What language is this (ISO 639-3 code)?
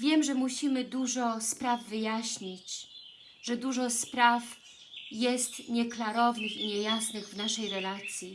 pol